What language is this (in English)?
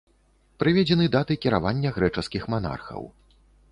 Belarusian